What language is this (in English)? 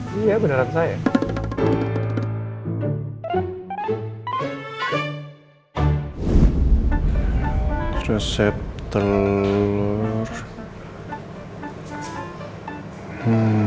Indonesian